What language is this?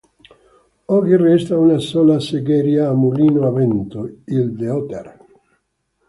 Italian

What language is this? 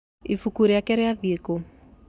Kikuyu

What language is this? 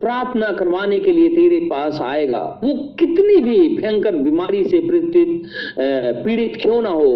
Hindi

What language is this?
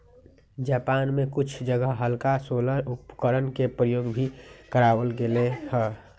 Magahi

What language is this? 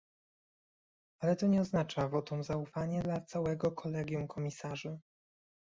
Polish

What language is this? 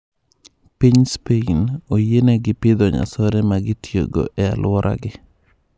Luo (Kenya and Tanzania)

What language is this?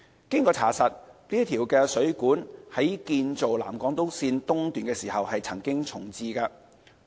Cantonese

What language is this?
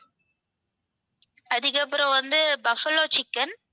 Tamil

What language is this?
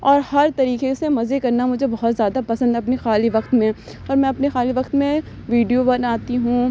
Urdu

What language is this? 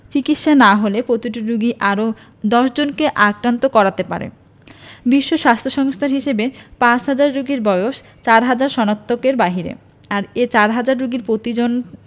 Bangla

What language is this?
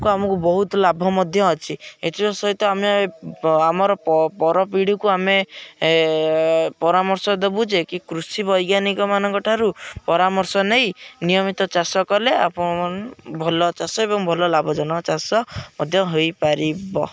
Odia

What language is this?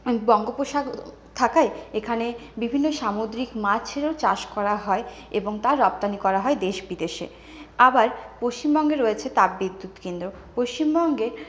Bangla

